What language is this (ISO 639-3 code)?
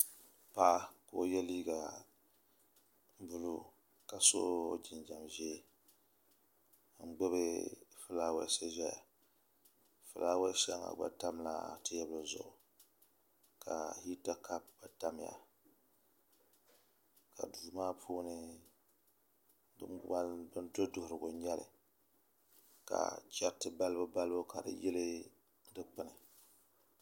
dag